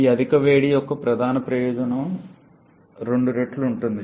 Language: Telugu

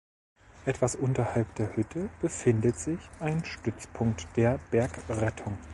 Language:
German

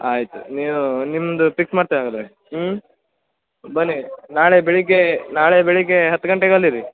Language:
Kannada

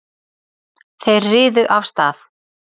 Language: Icelandic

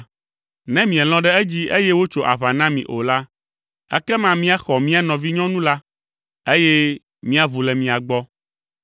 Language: Ewe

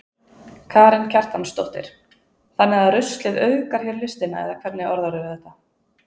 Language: Icelandic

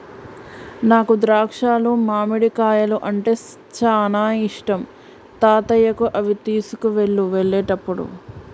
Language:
Telugu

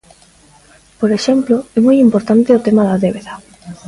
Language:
Galician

